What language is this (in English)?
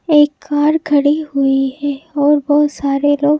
Hindi